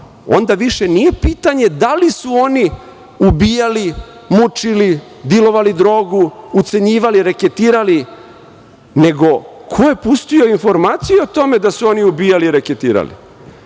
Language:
Serbian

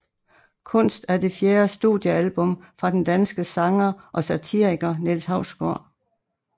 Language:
Danish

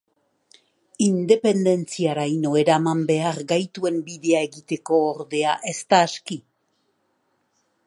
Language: Basque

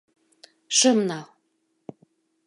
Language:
Mari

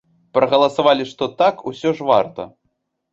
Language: Belarusian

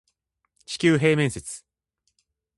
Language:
Japanese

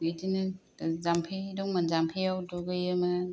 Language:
Bodo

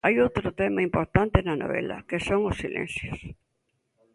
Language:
Galician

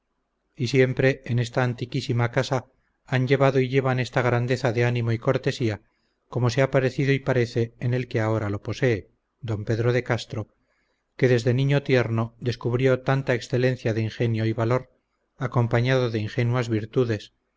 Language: Spanish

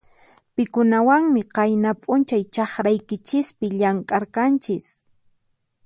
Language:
Puno Quechua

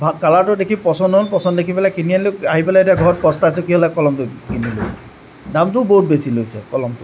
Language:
Assamese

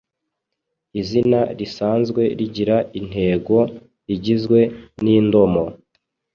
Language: Kinyarwanda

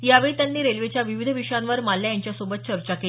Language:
Marathi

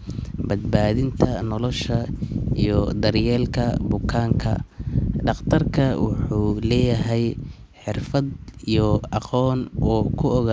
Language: Somali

